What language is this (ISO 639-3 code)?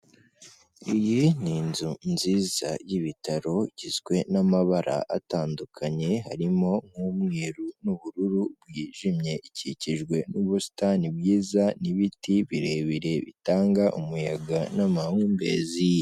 kin